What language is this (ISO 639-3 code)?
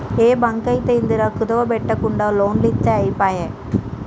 tel